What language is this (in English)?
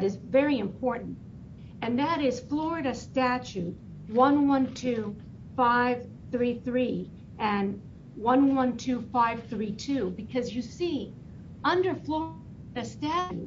English